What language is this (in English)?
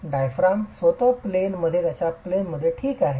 Marathi